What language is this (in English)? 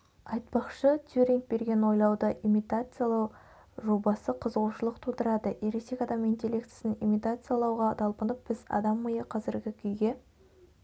Kazakh